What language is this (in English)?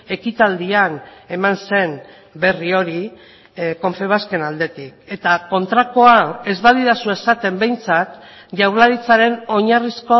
Basque